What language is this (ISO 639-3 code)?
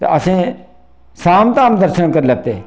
doi